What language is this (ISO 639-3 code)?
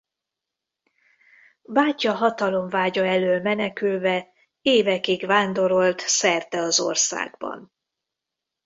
hun